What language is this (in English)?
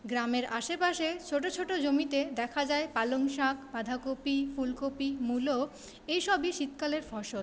Bangla